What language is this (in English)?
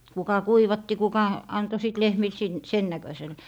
Finnish